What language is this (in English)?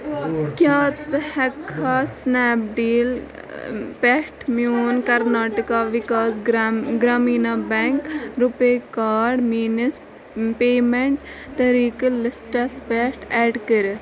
Kashmiri